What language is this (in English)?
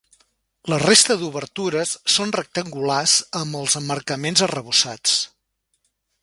Catalan